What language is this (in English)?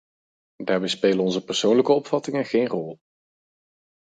Dutch